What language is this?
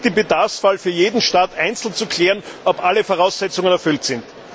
German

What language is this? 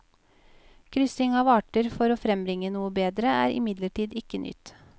Norwegian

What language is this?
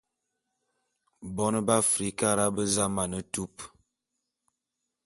Bulu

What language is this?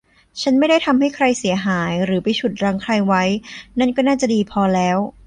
Thai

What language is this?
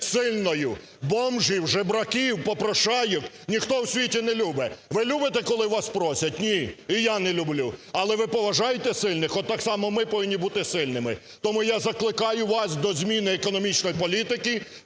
Ukrainian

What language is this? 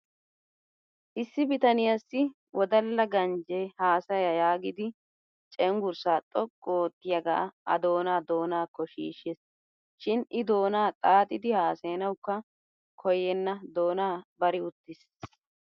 Wolaytta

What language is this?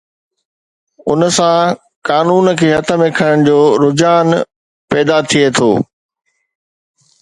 Sindhi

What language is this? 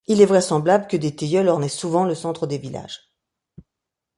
French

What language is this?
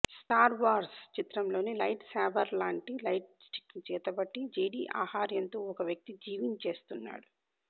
Telugu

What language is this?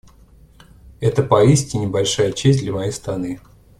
Russian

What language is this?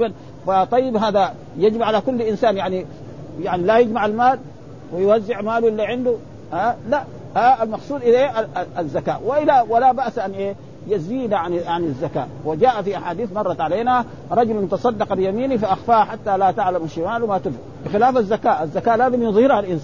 Arabic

